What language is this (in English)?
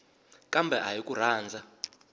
Tsonga